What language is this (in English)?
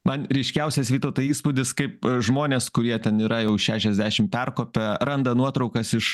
Lithuanian